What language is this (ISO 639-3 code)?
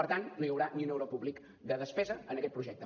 cat